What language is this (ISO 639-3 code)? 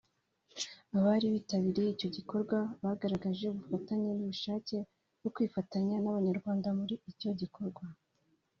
kin